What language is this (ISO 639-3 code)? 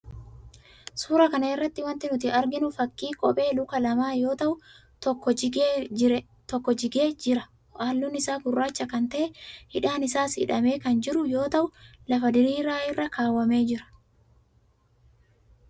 orm